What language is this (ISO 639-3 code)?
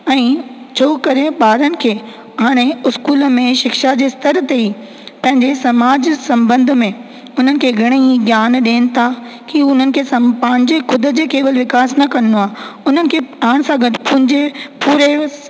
snd